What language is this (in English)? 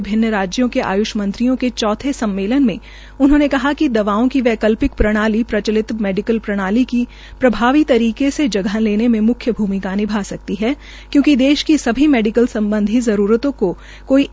Hindi